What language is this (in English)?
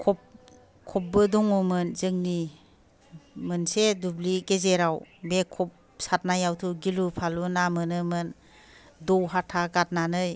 Bodo